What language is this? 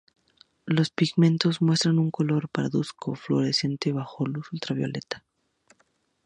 Spanish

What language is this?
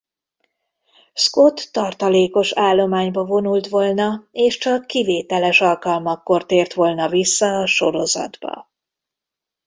Hungarian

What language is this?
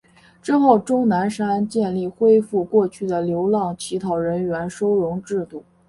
Chinese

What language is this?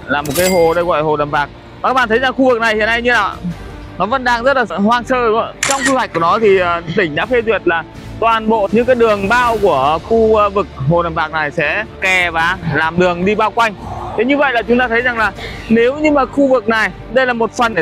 Vietnamese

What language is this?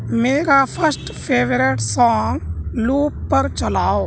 Urdu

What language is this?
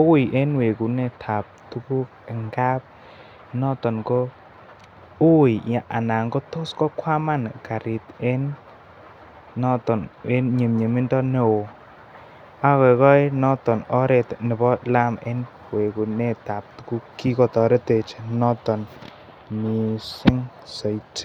Kalenjin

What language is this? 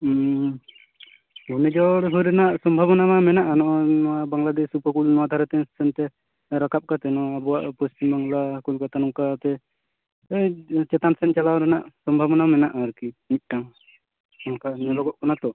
Santali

